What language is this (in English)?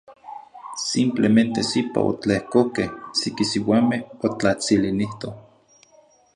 Zacatlán-Ahuacatlán-Tepetzintla Nahuatl